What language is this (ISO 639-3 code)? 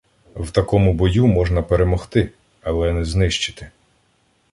ukr